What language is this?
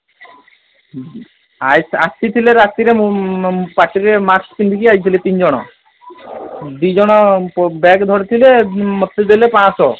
Odia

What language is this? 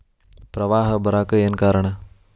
Kannada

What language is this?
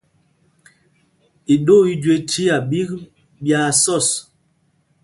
Mpumpong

